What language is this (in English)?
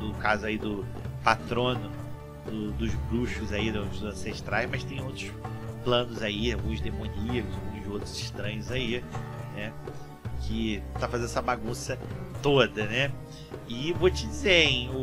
Portuguese